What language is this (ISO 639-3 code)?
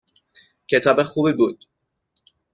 fas